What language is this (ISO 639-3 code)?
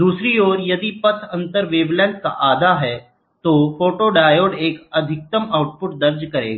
hin